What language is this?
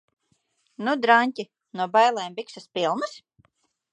Latvian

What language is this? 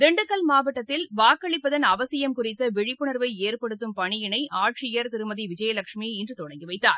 Tamil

